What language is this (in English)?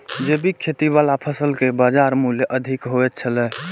Maithili